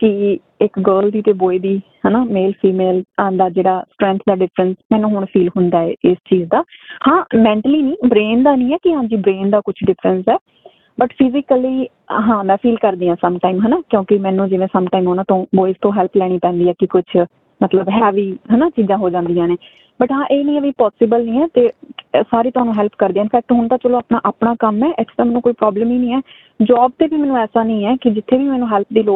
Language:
Punjabi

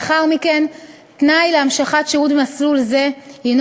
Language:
Hebrew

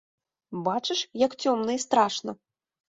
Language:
Belarusian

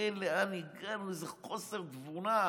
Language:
Hebrew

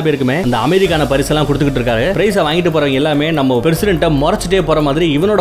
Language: Hindi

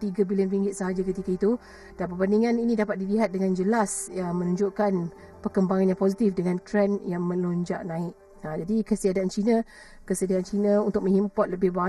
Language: Malay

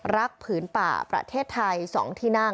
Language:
Thai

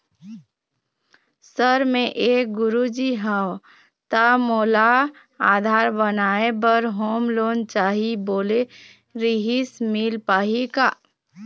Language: Chhattisgarhi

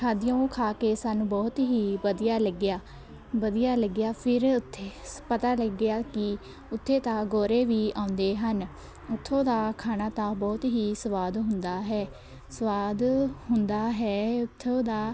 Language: Punjabi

